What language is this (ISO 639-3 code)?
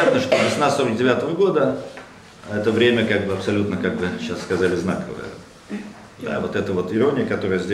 rus